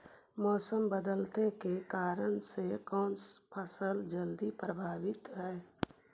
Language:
Magahi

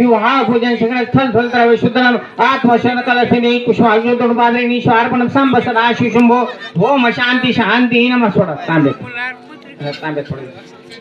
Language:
Marathi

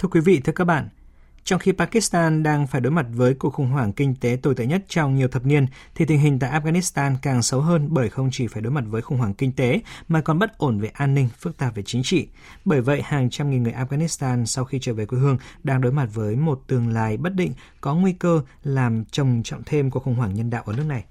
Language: Vietnamese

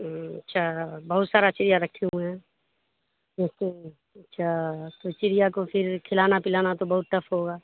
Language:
Urdu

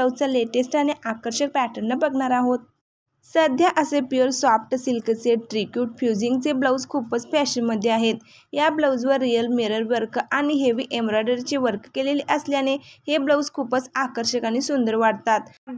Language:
Marathi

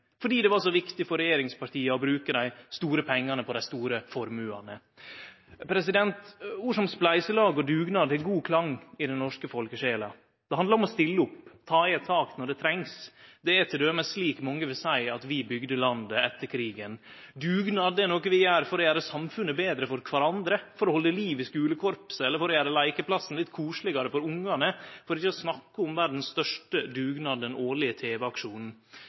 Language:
Norwegian Nynorsk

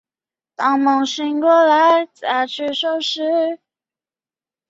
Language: Chinese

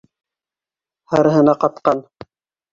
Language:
Bashkir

